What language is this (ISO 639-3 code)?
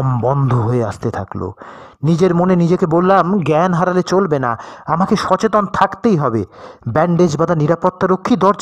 ben